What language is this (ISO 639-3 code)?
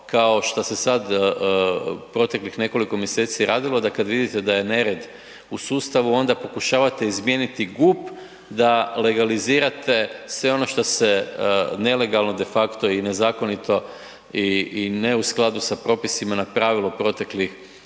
hrv